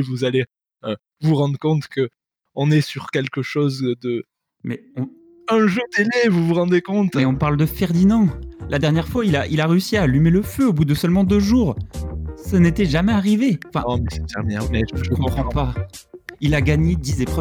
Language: French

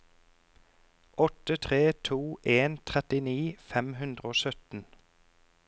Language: Norwegian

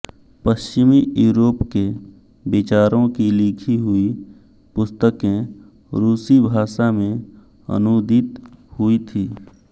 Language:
Hindi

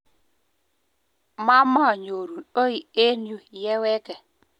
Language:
Kalenjin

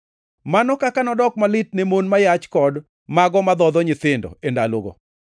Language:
Luo (Kenya and Tanzania)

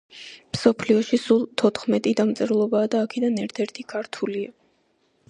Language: Georgian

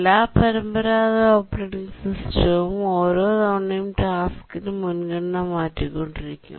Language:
Malayalam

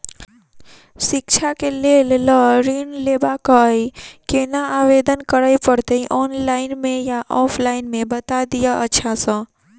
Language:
Maithili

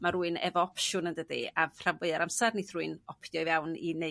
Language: Welsh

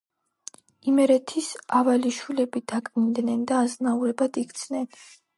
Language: Georgian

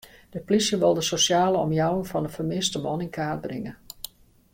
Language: Western Frisian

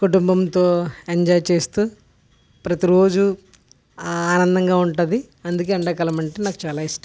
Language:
Telugu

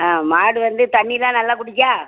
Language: Tamil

